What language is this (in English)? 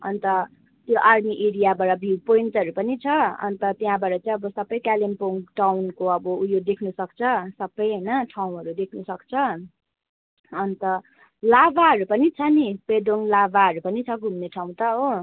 Nepali